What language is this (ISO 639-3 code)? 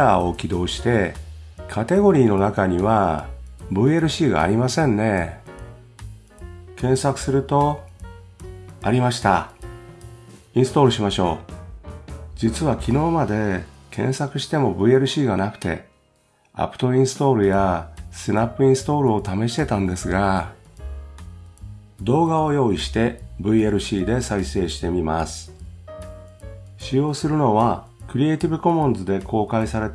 jpn